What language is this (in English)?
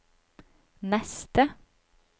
Norwegian